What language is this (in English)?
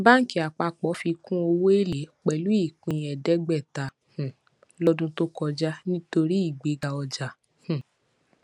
Yoruba